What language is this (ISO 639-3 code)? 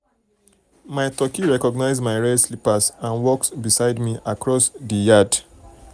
pcm